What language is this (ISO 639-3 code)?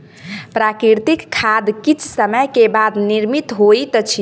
mai